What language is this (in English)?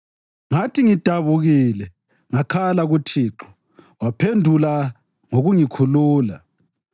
North Ndebele